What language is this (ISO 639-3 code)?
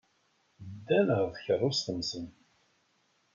kab